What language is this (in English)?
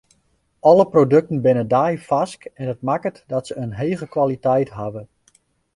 Western Frisian